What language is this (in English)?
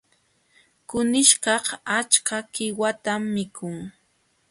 Jauja Wanca Quechua